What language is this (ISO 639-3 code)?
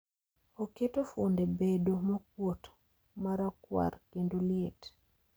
luo